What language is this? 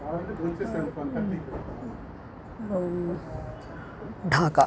Sanskrit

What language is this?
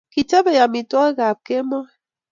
Kalenjin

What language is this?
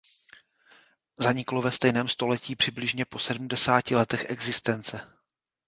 Czech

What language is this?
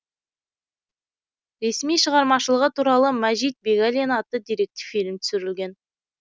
Kazakh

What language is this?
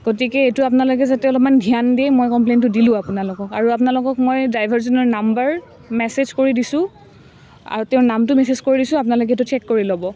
Assamese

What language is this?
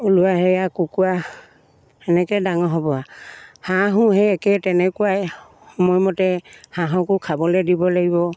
Assamese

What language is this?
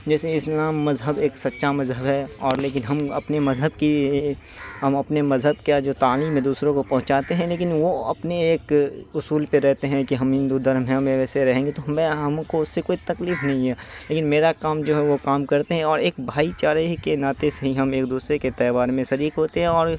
Urdu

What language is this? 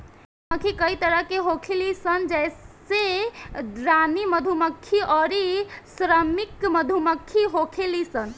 Bhojpuri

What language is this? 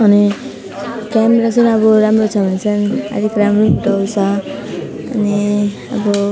Nepali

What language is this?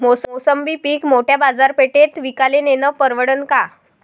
Marathi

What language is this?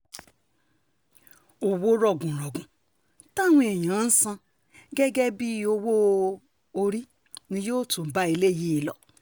Yoruba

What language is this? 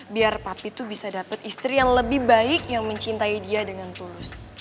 Indonesian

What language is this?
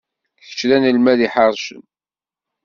Kabyle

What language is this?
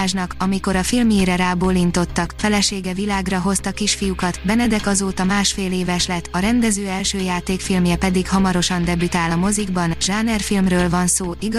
Hungarian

